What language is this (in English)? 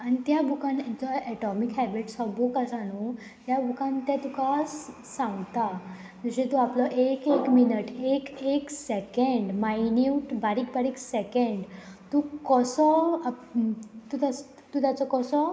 Konkani